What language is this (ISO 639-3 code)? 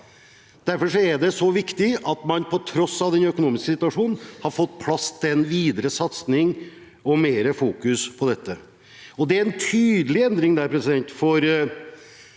nor